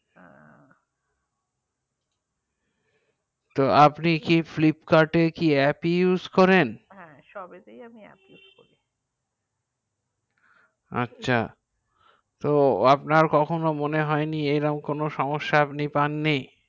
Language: Bangla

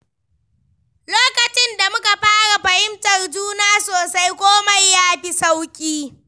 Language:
Hausa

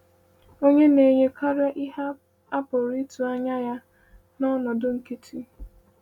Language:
Igbo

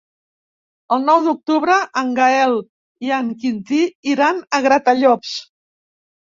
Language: Catalan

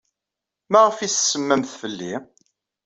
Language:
Kabyle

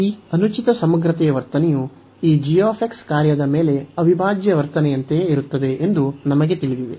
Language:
Kannada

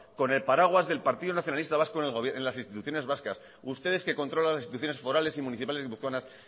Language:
Spanish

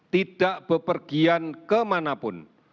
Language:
Indonesian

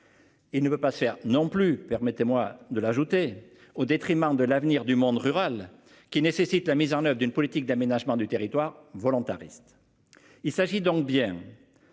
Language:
French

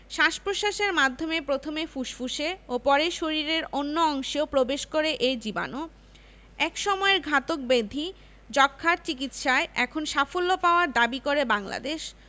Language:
Bangla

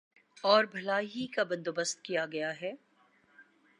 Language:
Urdu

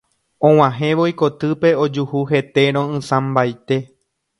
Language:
Guarani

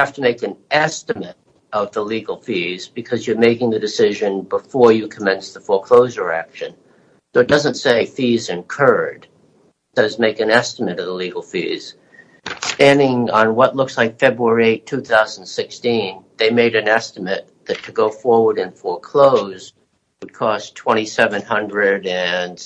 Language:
English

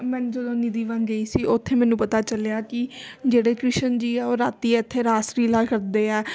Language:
Punjabi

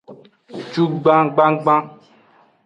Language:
Aja (Benin)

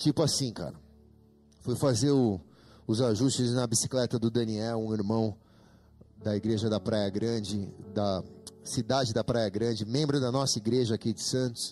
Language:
Portuguese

